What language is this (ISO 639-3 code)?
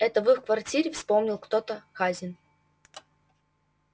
rus